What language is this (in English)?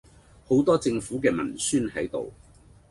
Cantonese